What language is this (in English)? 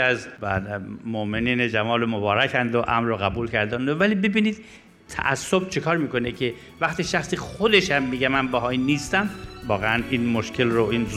Persian